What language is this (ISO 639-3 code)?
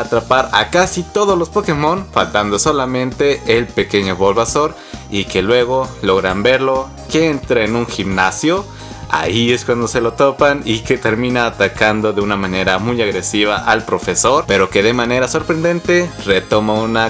spa